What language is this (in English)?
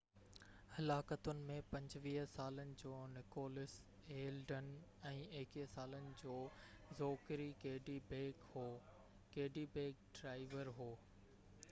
Sindhi